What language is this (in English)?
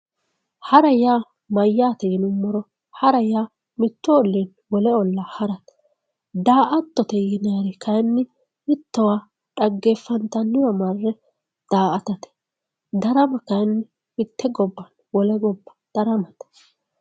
Sidamo